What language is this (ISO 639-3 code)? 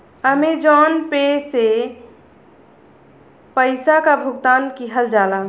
bho